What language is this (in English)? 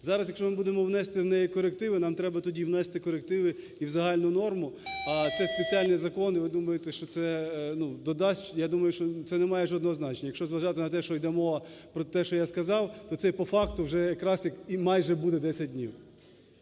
Ukrainian